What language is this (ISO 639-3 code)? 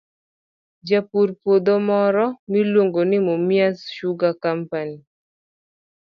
luo